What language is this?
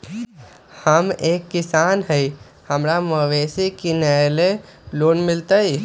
Magahi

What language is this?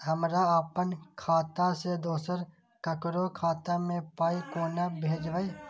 Maithili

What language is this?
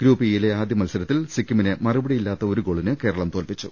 Malayalam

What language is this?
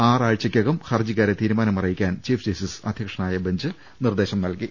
Malayalam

